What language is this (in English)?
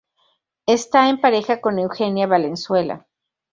Spanish